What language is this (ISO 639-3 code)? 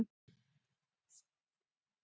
isl